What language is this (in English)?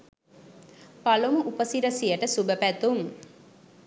Sinhala